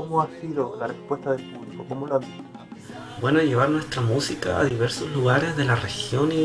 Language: Spanish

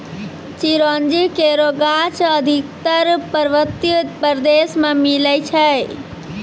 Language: Maithili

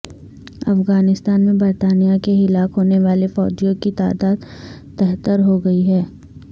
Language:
Urdu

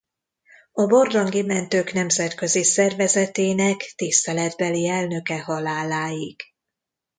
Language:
Hungarian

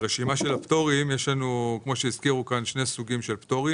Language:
Hebrew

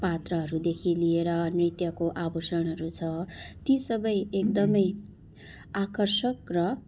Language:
Nepali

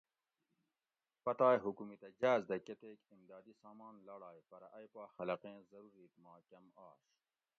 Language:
Gawri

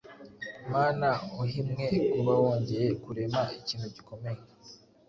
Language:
Kinyarwanda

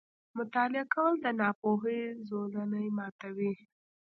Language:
Pashto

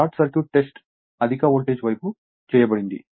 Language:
Telugu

